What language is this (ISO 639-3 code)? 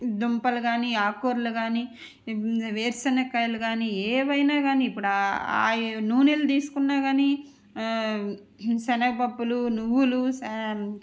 tel